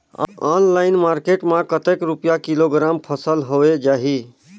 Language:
Chhattisgarhi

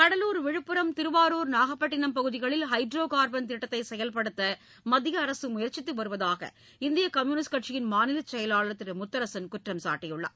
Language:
Tamil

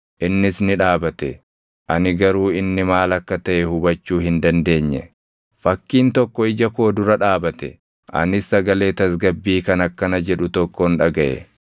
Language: Oromo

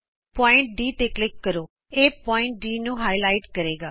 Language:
Punjabi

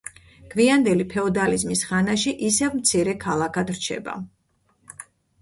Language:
Georgian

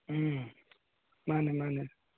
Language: Manipuri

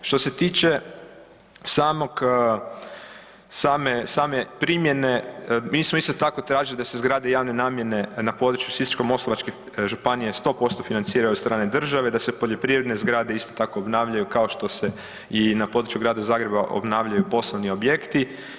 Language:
Croatian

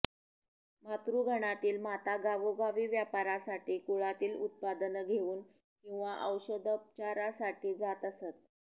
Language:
Marathi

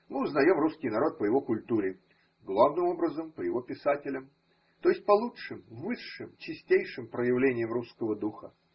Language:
Russian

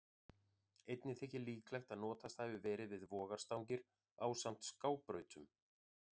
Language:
Icelandic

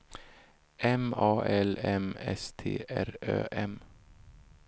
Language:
Swedish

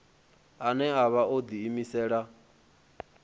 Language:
Venda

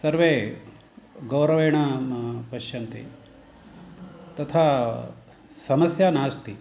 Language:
Sanskrit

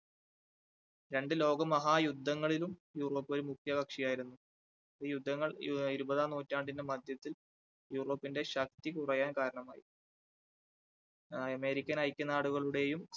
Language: Malayalam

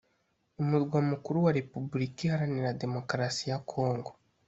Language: Kinyarwanda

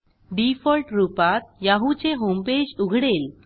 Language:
Marathi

